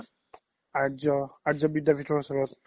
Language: Assamese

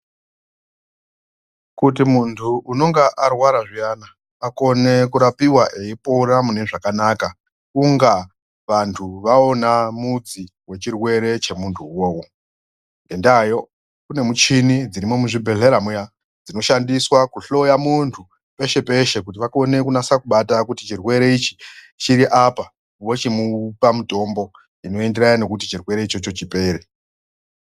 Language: Ndau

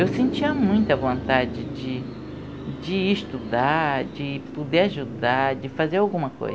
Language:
Portuguese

